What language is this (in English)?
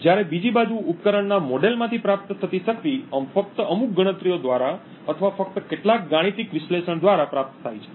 Gujarati